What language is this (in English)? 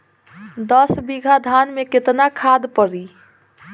Bhojpuri